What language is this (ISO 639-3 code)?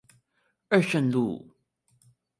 zho